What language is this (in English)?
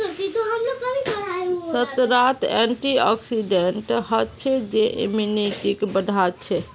Magahi